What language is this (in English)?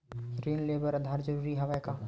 Chhattisgarhi